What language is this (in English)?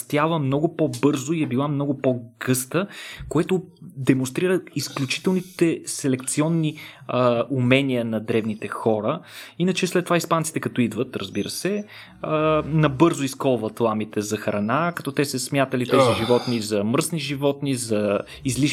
Bulgarian